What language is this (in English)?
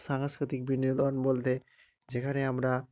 Bangla